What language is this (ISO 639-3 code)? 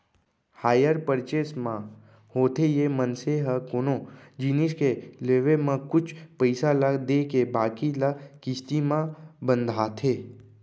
hne